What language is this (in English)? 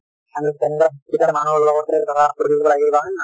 Assamese